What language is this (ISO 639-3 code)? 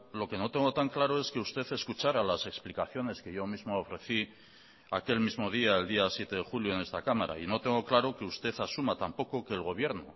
spa